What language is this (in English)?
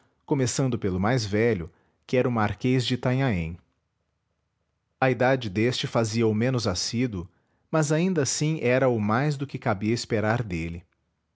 Portuguese